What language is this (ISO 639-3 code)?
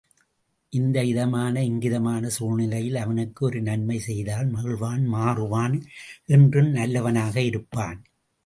tam